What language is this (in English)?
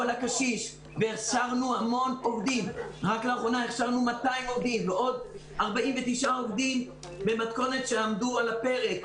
Hebrew